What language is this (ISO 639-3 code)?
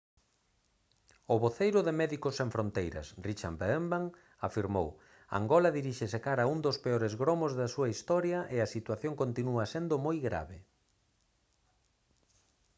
glg